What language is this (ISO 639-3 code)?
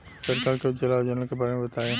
bho